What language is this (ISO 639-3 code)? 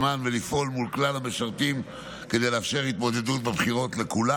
heb